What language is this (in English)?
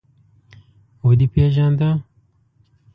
Pashto